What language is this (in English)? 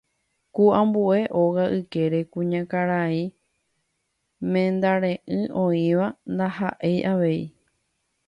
Guarani